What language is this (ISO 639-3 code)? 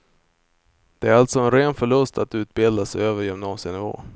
swe